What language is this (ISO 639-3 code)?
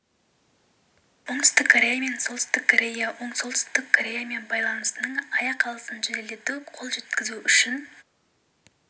kaz